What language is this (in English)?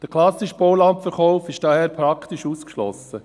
Swiss German